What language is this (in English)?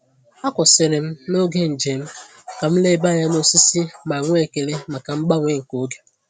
Igbo